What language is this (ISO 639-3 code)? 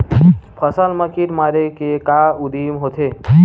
hne